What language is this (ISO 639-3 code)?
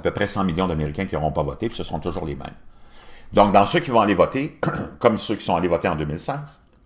fra